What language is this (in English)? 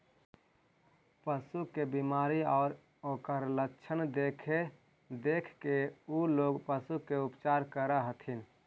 Magahi